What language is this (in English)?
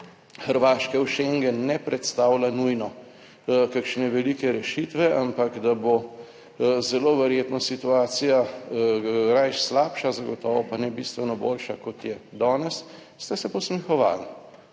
Slovenian